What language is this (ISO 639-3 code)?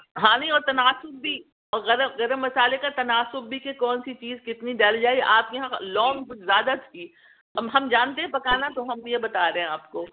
urd